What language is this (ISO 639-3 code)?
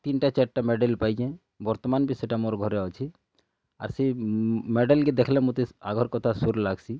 ori